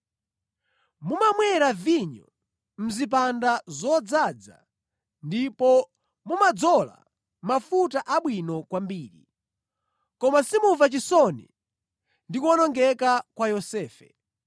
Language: Nyanja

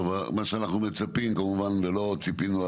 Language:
Hebrew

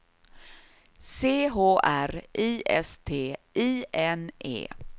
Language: Swedish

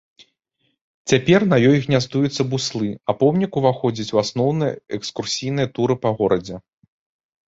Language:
Belarusian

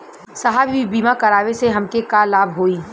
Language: Bhojpuri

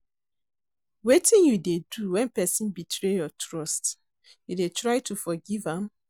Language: Nigerian Pidgin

